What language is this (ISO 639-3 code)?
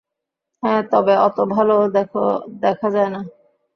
ben